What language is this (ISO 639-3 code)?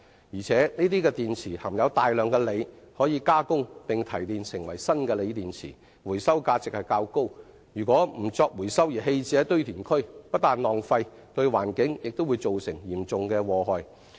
yue